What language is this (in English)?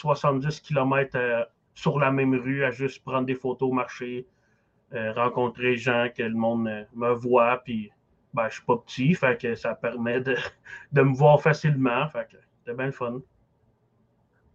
French